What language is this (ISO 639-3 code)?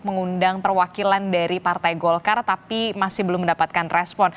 ind